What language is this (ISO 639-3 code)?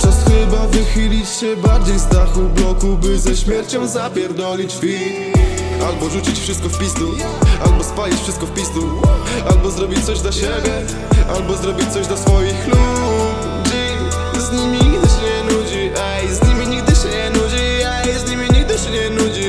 pol